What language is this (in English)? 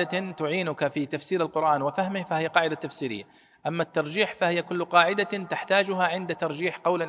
Arabic